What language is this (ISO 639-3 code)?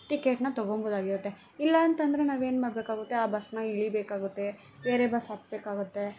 kan